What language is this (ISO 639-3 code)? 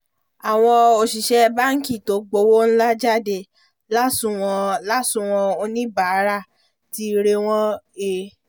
yor